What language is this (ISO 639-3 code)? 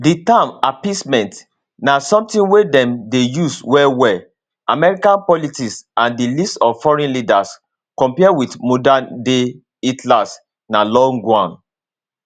pcm